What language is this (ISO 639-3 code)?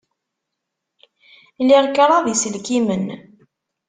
kab